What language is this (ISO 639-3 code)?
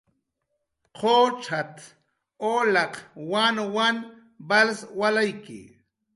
jqr